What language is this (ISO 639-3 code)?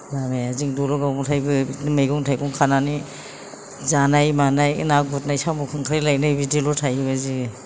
brx